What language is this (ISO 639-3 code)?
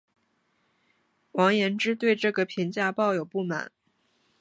zho